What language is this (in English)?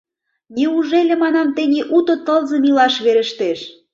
Mari